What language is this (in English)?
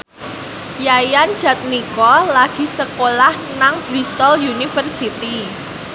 Javanese